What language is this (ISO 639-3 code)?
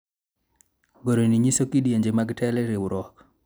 luo